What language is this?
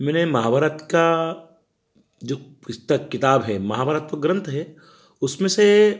Hindi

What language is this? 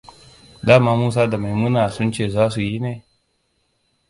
Hausa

